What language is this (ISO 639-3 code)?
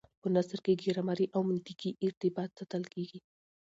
pus